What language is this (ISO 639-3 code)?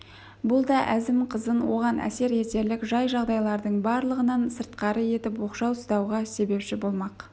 kaz